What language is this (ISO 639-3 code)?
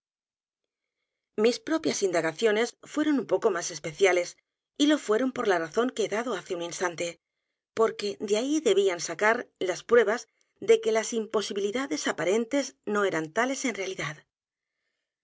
spa